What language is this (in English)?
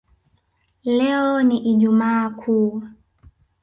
Swahili